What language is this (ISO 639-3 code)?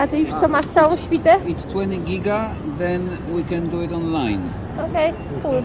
pol